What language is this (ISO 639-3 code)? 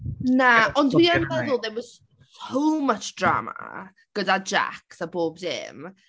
cym